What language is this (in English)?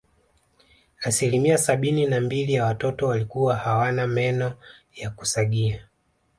Swahili